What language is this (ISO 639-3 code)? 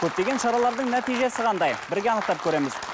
kaz